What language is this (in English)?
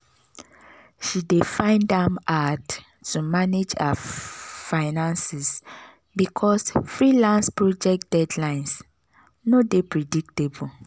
Nigerian Pidgin